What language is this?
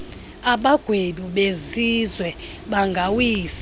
Xhosa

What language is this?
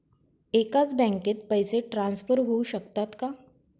Marathi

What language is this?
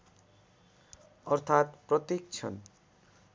Nepali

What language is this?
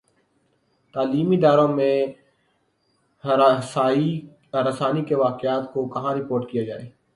Urdu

